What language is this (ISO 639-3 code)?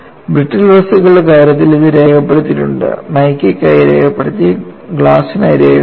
mal